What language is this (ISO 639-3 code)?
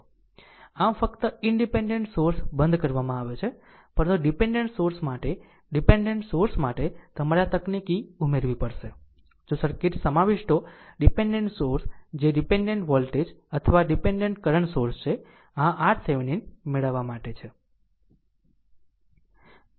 guj